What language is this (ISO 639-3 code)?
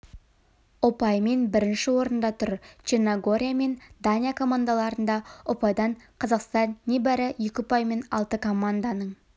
kaz